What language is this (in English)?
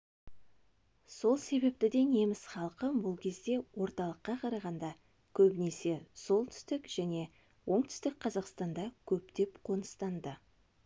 Kazakh